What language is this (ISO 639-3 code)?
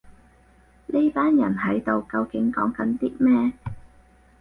yue